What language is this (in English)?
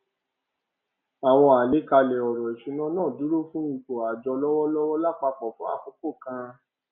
Yoruba